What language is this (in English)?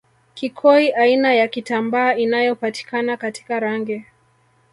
Swahili